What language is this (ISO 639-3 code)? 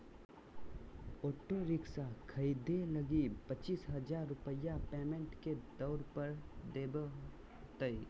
mag